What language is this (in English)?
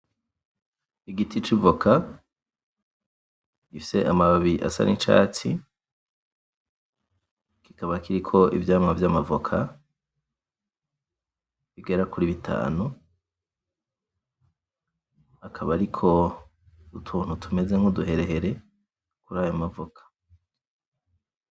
Rundi